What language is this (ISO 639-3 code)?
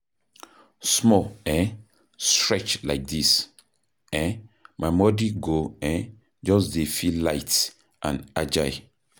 pcm